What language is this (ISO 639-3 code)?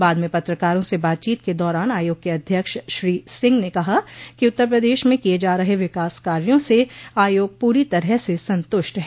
hin